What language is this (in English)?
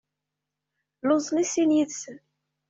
Kabyle